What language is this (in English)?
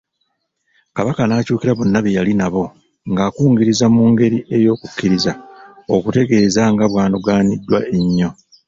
Ganda